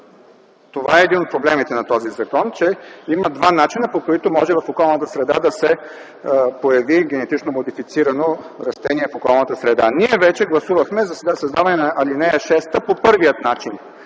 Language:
Bulgarian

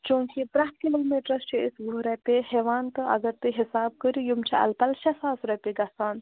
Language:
Kashmiri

